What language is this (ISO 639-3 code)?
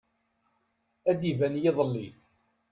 kab